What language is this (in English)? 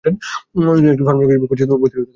Bangla